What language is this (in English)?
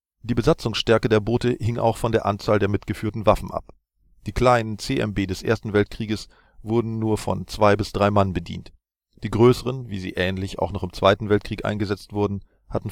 German